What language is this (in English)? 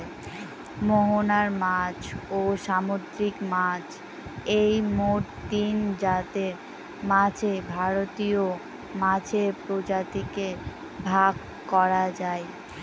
Bangla